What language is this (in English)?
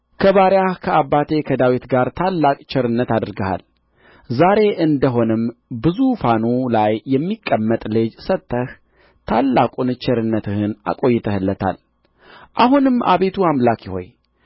Amharic